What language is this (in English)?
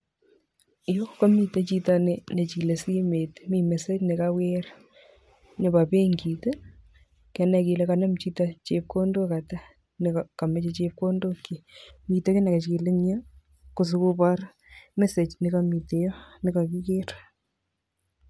Kalenjin